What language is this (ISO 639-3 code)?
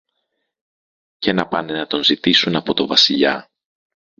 ell